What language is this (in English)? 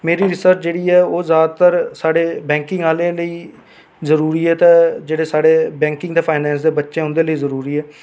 Dogri